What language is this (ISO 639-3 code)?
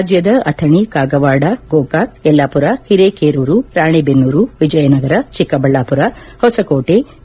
kan